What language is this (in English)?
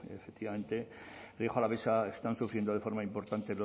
Spanish